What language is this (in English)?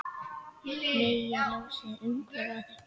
Icelandic